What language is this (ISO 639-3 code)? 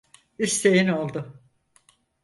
tur